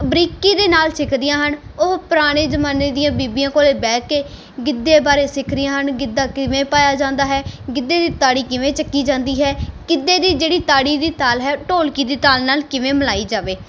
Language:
Punjabi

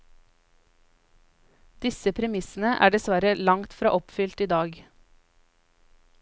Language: Norwegian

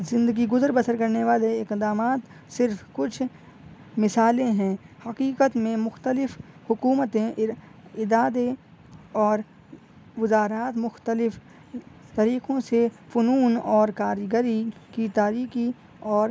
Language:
Urdu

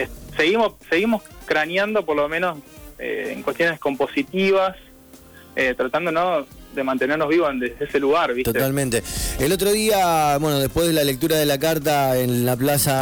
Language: Spanish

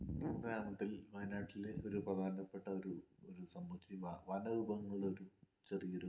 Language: Malayalam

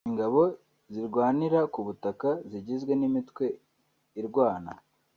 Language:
Kinyarwanda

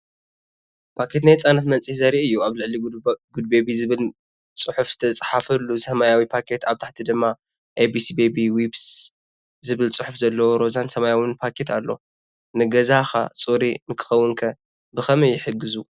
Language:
Tigrinya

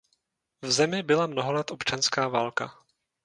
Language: Czech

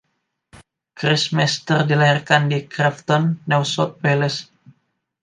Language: Indonesian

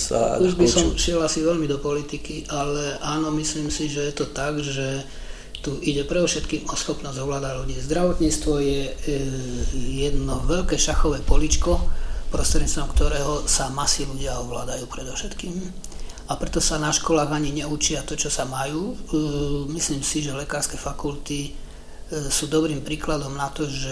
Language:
Slovak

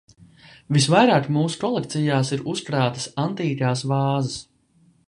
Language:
Latvian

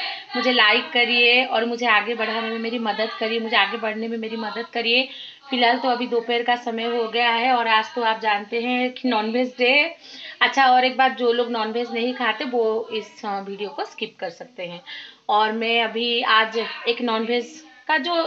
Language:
Hindi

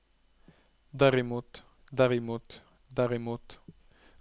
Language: Norwegian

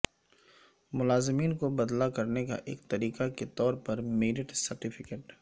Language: Urdu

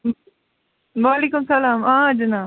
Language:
Kashmiri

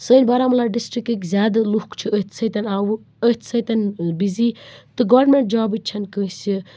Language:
Kashmiri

